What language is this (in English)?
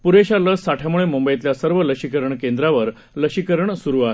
Marathi